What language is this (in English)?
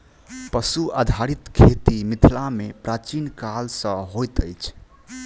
Maithili